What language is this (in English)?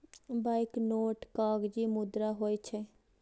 Maithili